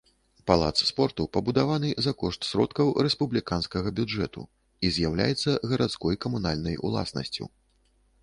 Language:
Belarusian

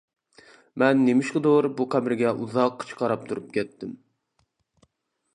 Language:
Uyghur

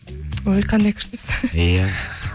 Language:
Kazakh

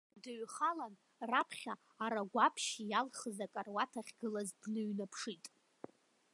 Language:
Abkhazian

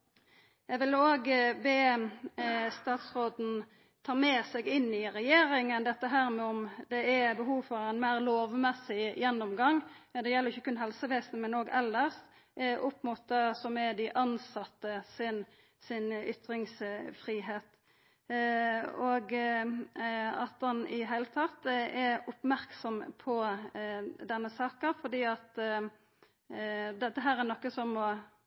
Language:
Norwegian Nynorsk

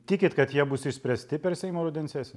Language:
Lithuanian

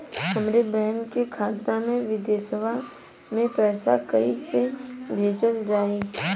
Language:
Bhojpuri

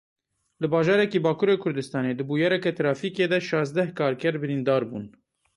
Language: Kurdish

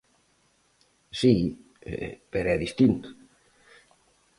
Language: Galician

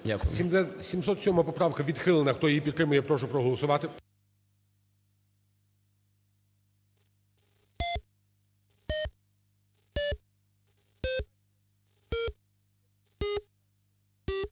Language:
Ukrainian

